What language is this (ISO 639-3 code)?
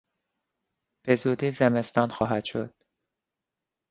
fas